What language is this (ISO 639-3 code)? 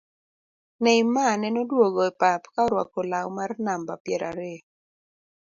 luo